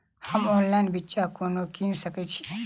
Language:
Maithili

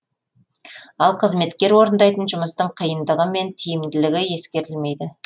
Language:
Kazakh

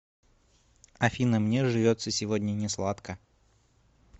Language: Russian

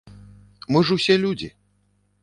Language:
Belarusian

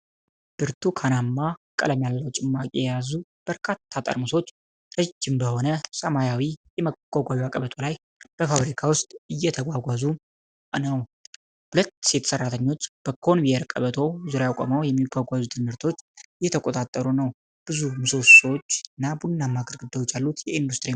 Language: Amharic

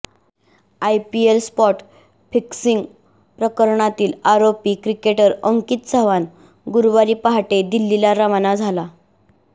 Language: Marathi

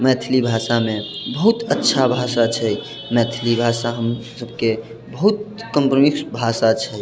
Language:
Maithili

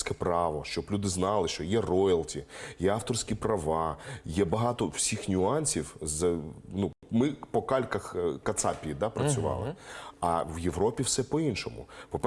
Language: Ukrainian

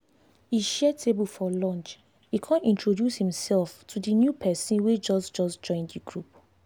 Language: Nigerian Pidgin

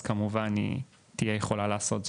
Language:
Hebrew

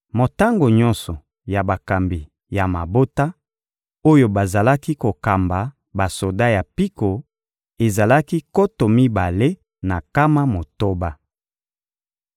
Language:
Lingala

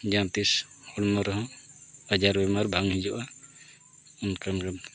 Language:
Santali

